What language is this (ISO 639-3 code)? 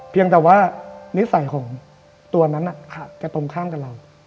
tha